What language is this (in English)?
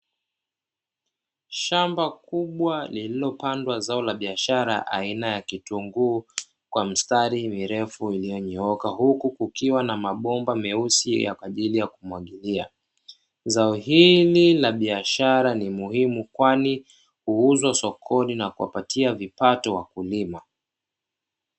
Swahili